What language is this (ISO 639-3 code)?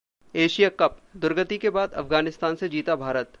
hin